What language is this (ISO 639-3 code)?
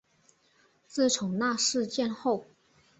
zho